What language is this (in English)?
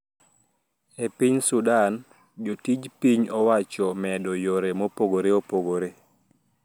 Luo (Kenya and Tanzania)